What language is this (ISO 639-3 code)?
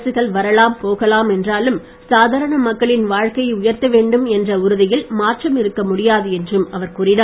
tam